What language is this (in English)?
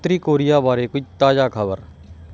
Punjabi